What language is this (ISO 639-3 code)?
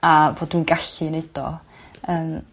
cym